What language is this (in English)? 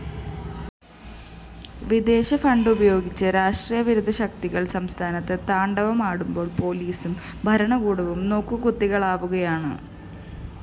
Malayalam